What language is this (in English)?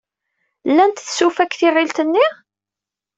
Kabyle